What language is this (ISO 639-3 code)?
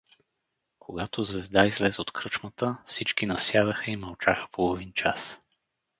bul